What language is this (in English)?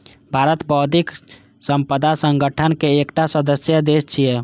Maithili